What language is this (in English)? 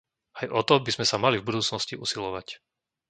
Slovak